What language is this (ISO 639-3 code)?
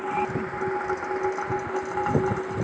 bho